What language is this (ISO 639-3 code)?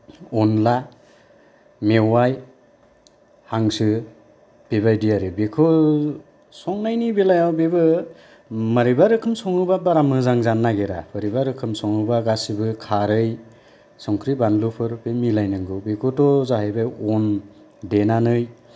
brx